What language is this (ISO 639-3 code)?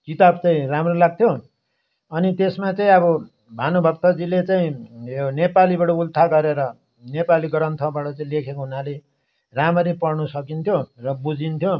nep